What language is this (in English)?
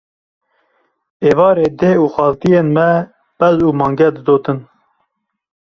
Kurdish